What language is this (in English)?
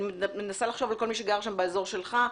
Hebrew